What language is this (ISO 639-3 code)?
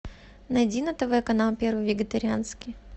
rus